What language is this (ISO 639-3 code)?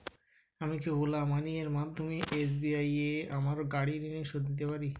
ben